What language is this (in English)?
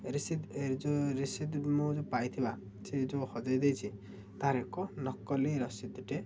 Odia